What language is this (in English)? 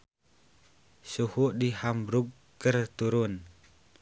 Sundanese